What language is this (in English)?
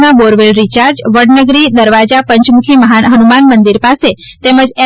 Gujarati